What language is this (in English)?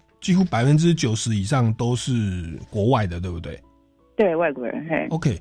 Chinese